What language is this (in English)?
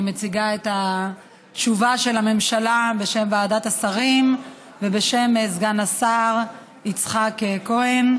Hebrew